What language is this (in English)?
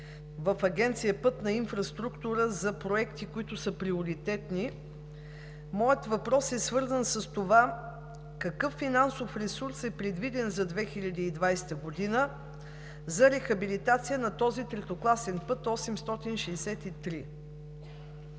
Bulgarian